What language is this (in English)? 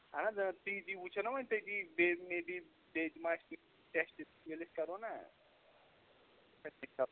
Kashmiri